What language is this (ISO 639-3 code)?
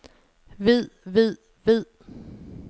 dan